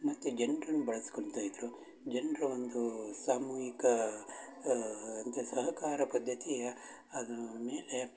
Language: Kannada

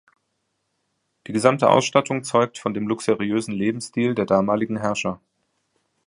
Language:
German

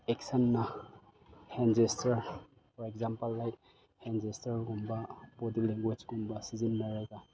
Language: Manipuri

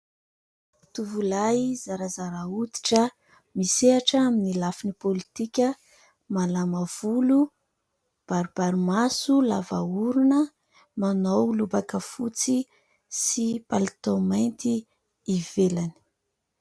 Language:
Malagasy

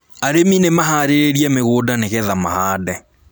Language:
Kikuyu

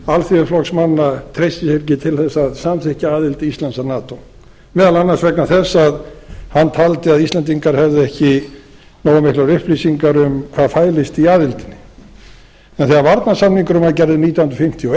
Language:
Icelandic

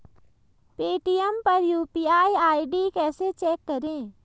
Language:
Hindi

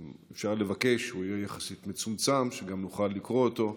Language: Hebrew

